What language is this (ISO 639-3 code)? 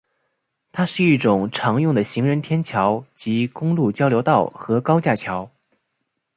zho